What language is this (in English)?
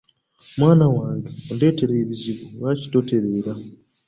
Ganda